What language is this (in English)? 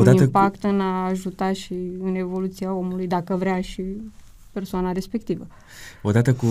Romanian